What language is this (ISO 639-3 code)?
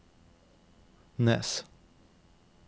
nor